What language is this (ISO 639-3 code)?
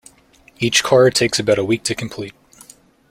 eng